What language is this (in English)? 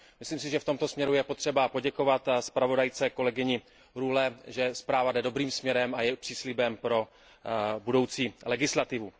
Czech